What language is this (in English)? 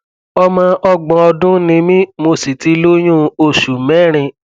Yoruba